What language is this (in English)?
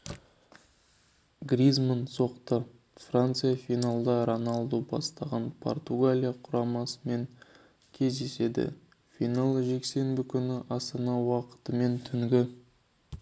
Kazakh